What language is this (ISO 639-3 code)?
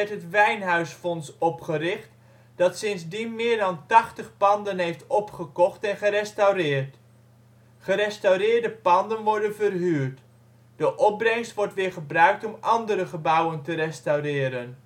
nld